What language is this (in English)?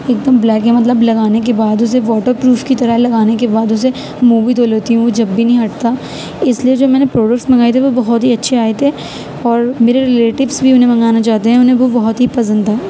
Urdu